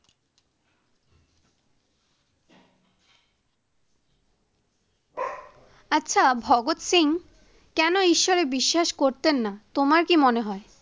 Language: Bangla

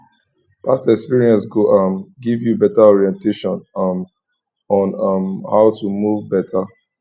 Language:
Nigerian Pidgin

